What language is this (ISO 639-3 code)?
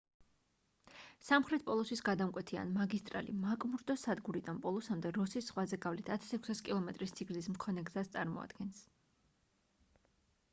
kat